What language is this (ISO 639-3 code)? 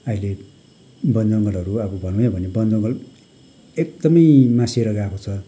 nep